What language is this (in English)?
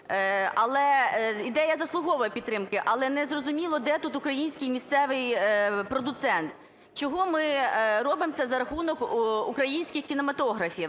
Ukrainian